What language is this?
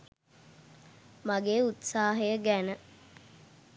Sinhala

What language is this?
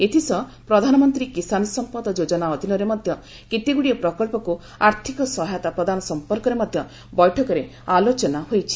Odia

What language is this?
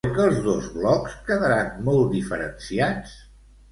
Catalan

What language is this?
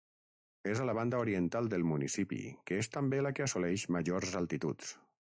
Catalan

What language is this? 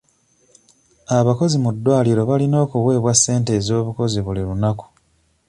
Ganda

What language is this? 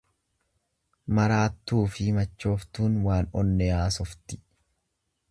Oromo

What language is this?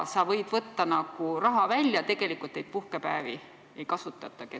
Estonian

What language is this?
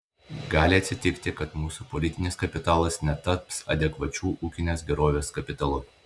Lithuanian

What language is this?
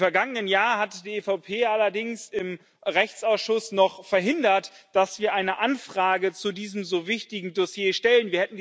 German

